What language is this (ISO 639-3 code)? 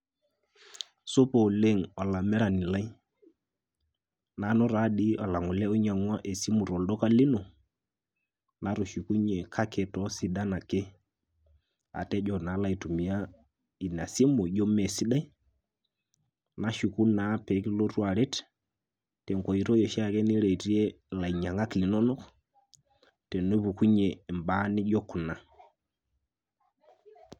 mas